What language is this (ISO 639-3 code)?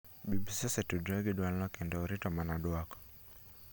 luo